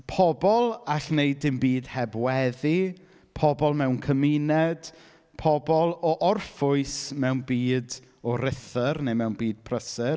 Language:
Welsh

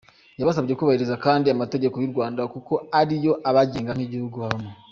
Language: Kinyarwanda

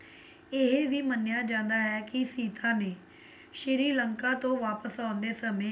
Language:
Punjabi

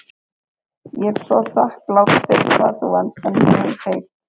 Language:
Icelandic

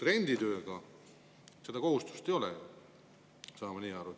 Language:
Estonian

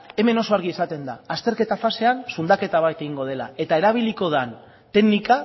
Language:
Basque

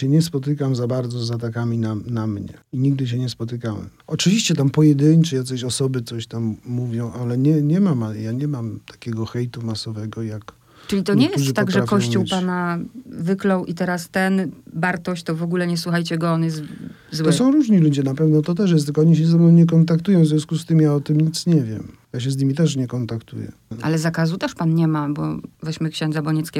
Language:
Polish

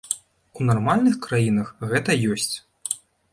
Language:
Belarusian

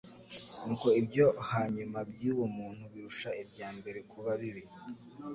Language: Kinyarwanda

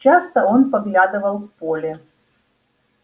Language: Russian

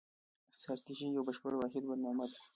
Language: Pashto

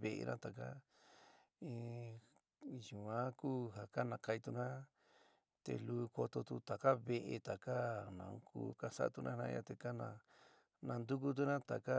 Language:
San Miguel El Grande Mixtec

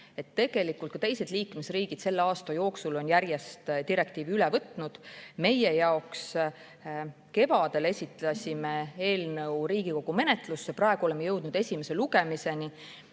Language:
Estonian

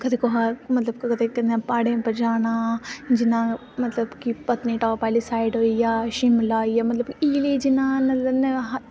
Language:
Dogri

